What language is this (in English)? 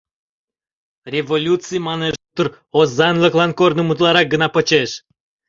Mari